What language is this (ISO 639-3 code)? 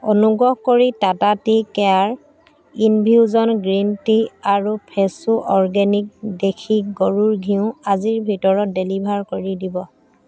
asm